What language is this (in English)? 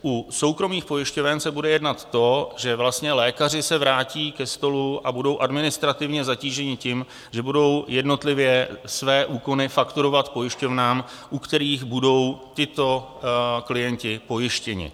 Czech